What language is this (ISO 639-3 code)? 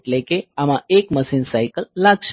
guj